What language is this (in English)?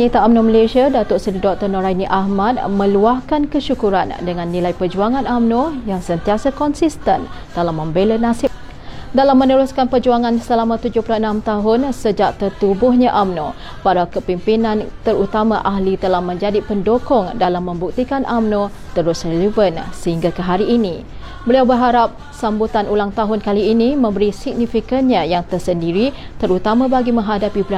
Malay